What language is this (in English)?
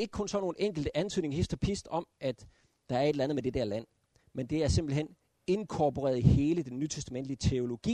Danish